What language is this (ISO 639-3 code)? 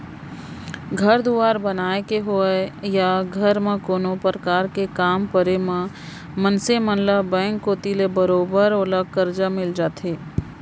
hne